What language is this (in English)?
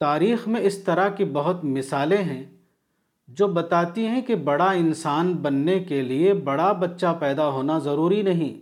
Urdu